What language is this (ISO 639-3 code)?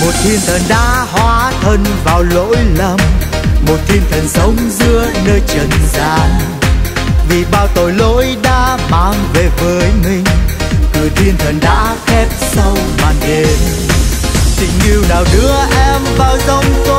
vie